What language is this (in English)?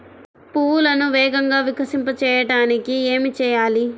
Telugu